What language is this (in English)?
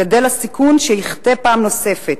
Hebrew